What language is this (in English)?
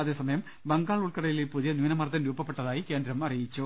Malayalam